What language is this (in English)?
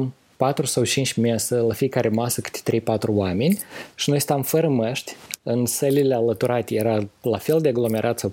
Romanian